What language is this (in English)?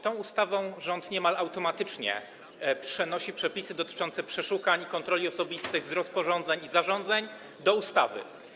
Polish